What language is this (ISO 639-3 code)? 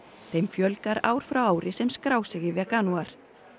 isl